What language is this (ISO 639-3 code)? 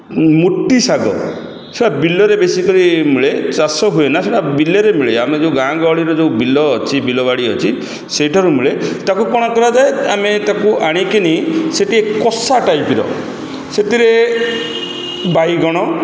ori